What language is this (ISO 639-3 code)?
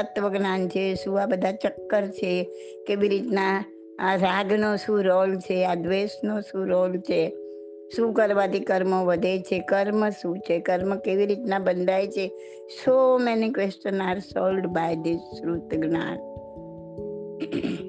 guj